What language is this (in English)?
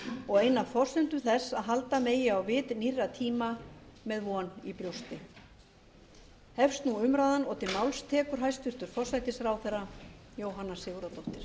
Icelandic